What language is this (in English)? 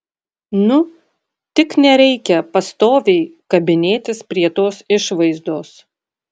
Lithuanian